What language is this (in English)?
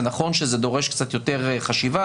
Hebrew